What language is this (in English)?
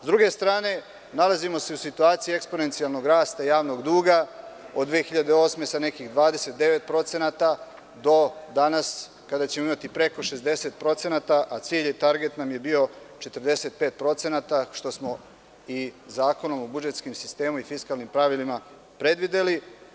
Serbian